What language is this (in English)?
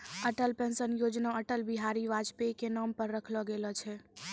Maithili